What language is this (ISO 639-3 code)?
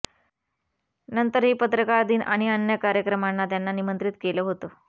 mar